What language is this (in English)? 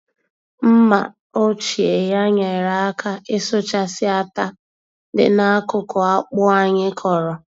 Igbo